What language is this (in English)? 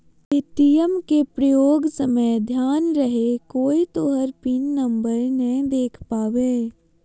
Magahi